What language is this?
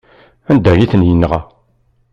Kabyle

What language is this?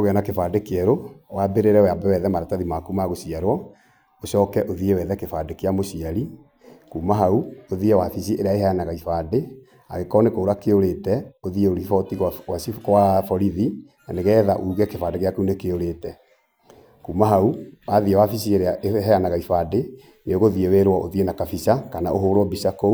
Kikuyu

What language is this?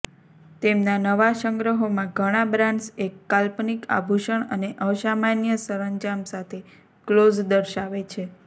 Gujarati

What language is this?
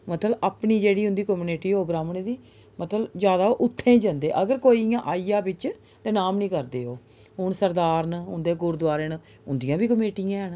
Dogri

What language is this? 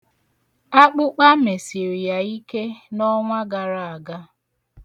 Igbo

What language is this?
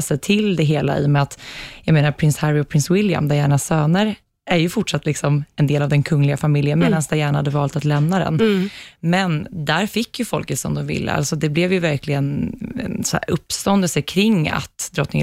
Swedish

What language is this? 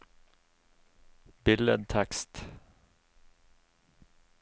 Norwegian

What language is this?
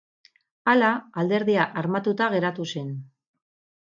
Basque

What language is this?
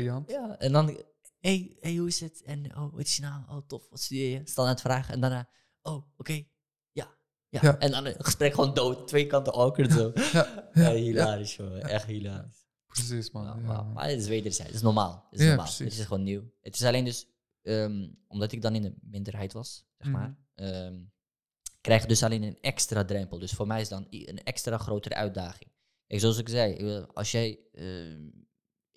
Dutch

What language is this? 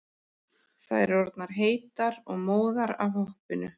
Icelandic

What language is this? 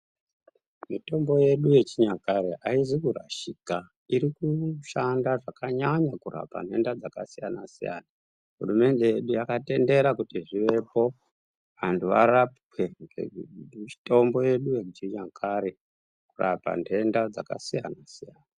Ndau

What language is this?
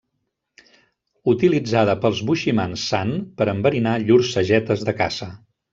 Catalan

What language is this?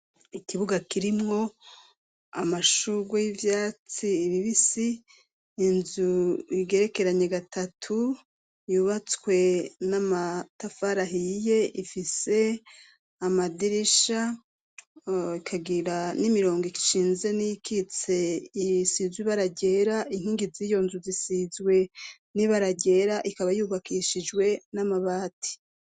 Rundi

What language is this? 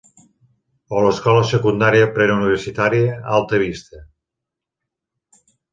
Catalan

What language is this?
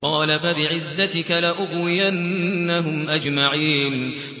Arabic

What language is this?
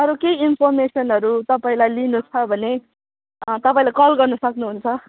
Nepali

